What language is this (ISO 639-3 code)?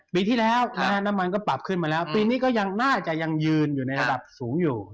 tha